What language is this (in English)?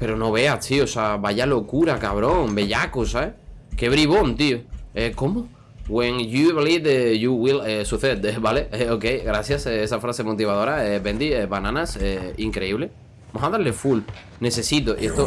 Spanish